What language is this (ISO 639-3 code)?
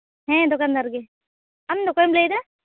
sat